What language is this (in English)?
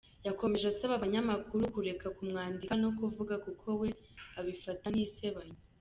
Kinyarwanda